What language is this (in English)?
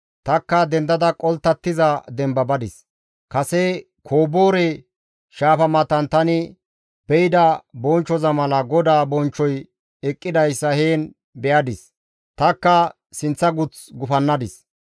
Gamo